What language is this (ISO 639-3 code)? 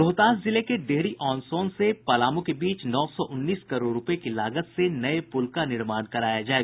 hin